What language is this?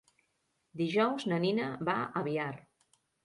Catalan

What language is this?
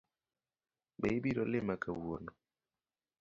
Luo (Kenya and Tanzania)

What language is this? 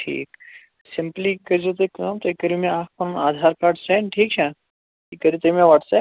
Kashmiri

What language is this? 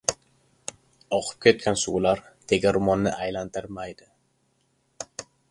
Uzbek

